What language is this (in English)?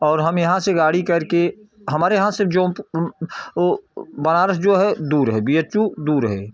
Hindi